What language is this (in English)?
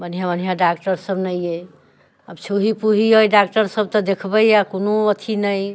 Maithili